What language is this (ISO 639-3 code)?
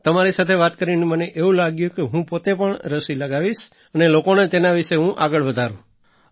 guj